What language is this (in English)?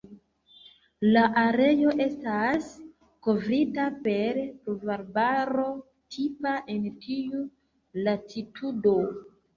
Esperanto